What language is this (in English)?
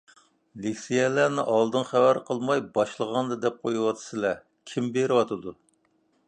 Uyghur